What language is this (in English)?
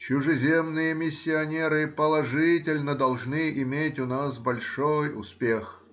Russian